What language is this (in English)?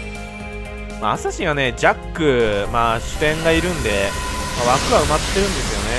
Japanese